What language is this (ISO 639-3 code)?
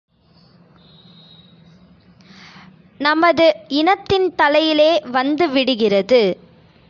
tam